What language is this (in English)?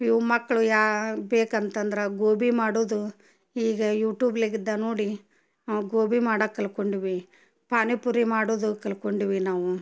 Kannada